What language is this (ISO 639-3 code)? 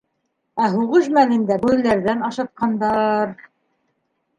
bak